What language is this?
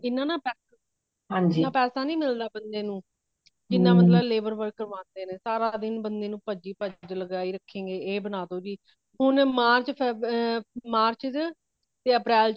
Punjabi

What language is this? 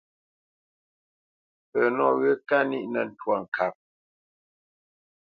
Bamenyam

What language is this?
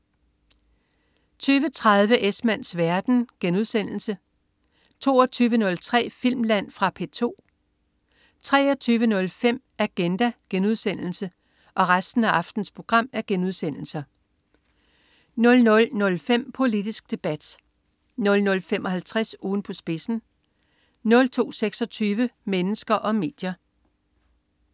Danish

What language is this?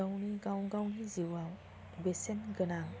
Bodo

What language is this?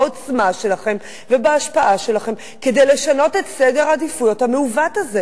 Hebrew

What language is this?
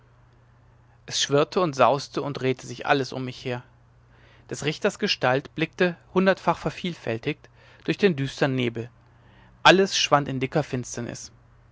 German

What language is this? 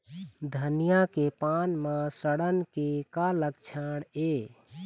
Chhattisgarhi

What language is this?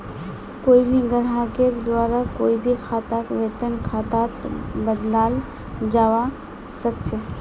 Magahi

